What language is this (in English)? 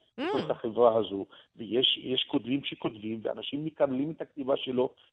Hebrew